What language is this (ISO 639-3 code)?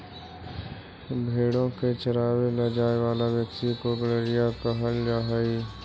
mag